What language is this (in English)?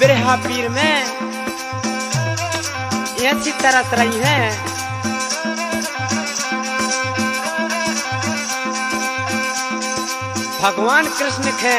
Hindi